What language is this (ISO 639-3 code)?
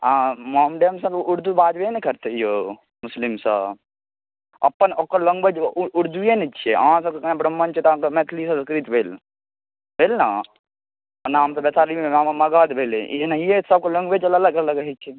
mai